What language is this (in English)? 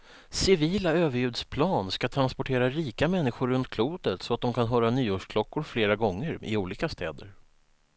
Swedish